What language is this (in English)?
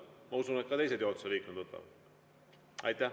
Estonian